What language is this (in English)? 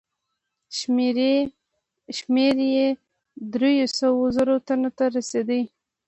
Pashto